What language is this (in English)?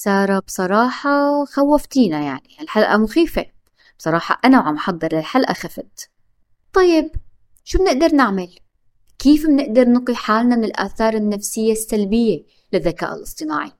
Arabic